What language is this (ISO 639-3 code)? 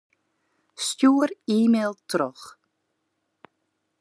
fry